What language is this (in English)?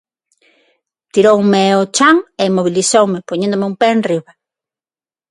Galician